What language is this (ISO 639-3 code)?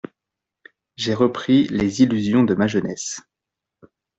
fra